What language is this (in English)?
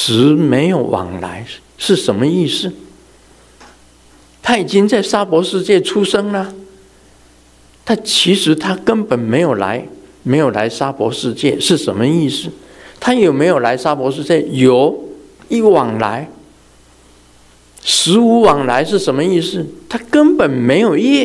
Chinese